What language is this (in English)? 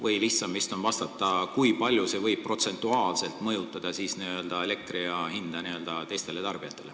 Estonian